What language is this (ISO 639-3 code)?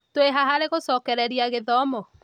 kik